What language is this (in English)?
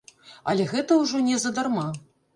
Belarusian